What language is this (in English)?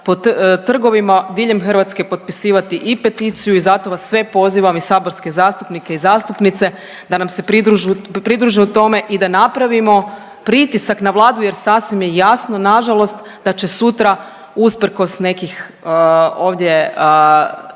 Croatian